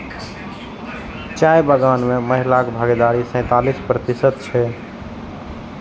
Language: Maithili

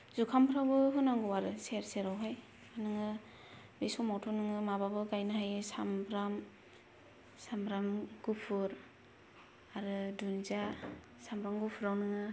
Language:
Bodo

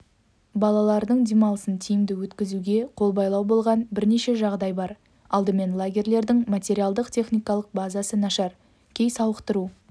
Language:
Kazakh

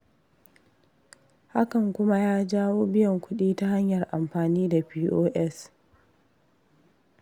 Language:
Hausa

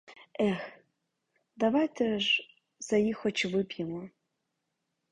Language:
Ukrainian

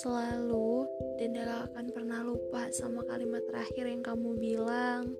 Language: Indonesian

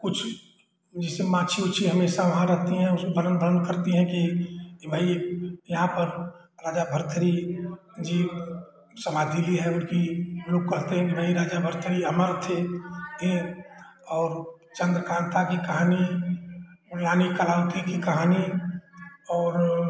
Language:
Hindi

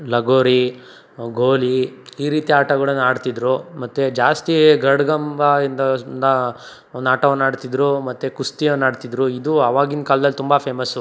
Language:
Kannada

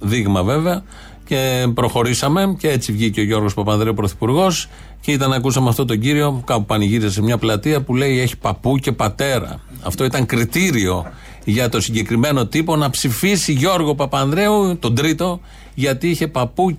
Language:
Greek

